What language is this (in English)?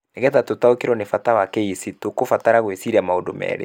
Kikuyu